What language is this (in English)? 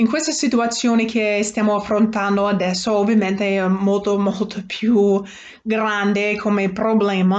Italian